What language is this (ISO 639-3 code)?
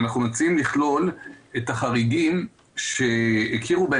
heb